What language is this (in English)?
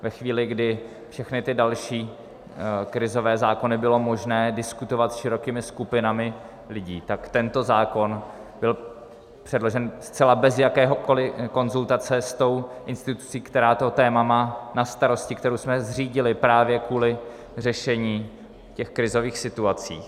Czech